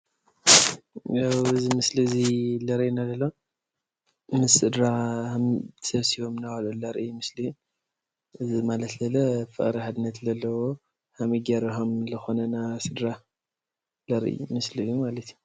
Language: Tigrinya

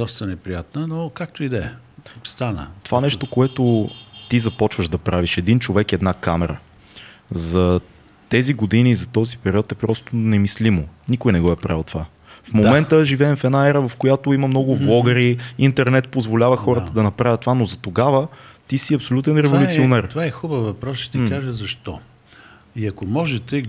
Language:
Bulgarian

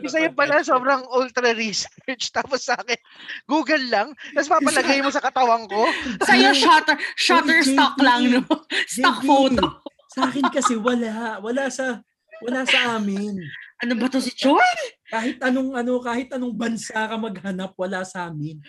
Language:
Filipino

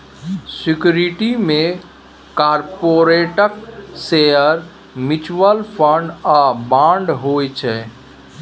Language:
Maithili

